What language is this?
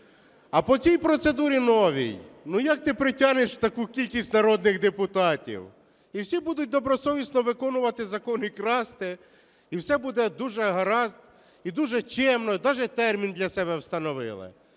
Ukrainian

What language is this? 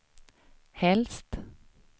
Swedish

